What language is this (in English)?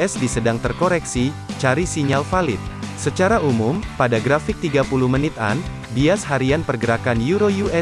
Indonesian